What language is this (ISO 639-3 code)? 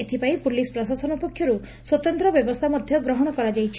ori